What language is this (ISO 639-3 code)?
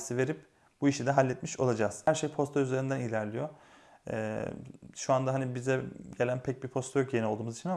tur